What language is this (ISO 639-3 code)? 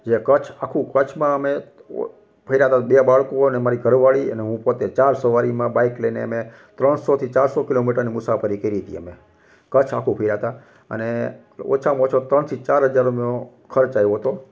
guj